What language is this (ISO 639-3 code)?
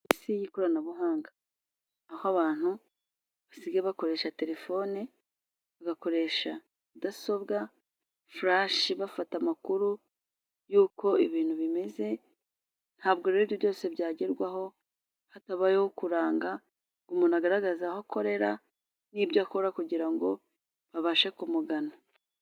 kin